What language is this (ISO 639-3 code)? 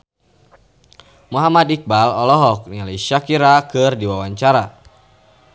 sun